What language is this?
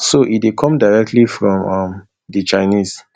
Nigerian Pidgin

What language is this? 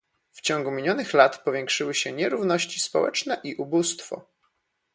Polish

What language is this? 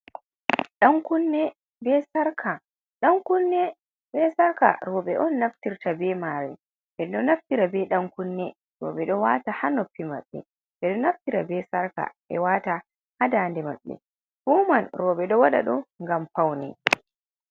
Fula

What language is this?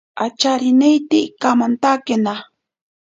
Ashéninka Perené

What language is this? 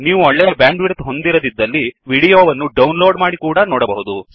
Kannada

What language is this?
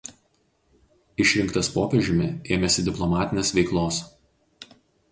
Lithuanian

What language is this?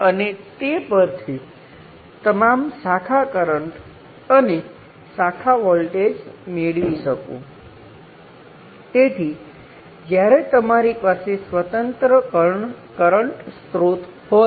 Gujarati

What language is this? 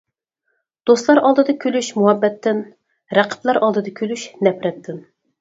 Uyghur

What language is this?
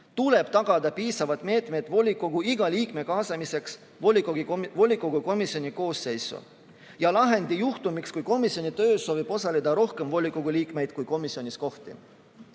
Estonian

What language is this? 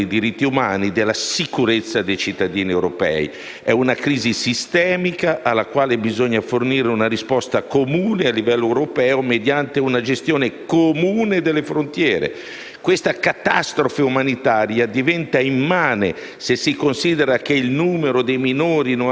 Italian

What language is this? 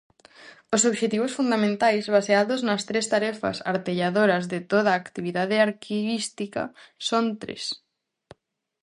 Galician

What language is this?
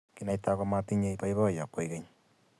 Kalenjin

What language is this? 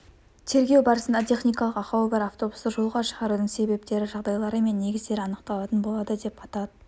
Kazakh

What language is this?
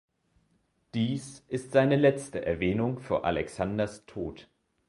German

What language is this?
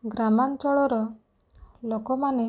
Odia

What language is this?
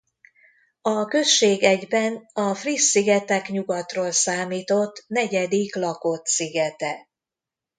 Hungarian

